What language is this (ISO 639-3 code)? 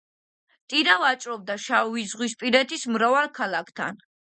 kat